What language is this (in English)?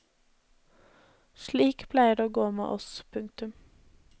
Norwegian